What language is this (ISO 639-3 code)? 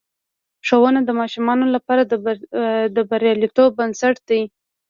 pus